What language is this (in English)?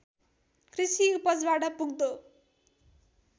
Nepali